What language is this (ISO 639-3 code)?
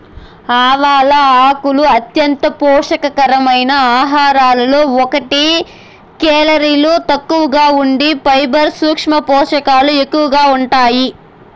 tel